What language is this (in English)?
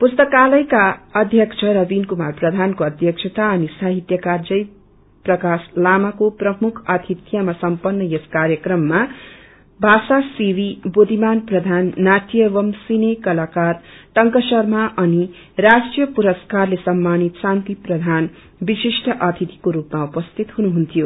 Nepali